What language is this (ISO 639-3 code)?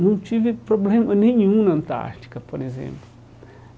por